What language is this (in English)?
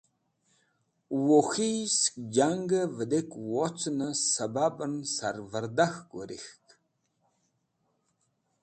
Wakhi